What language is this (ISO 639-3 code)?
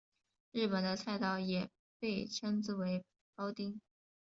zho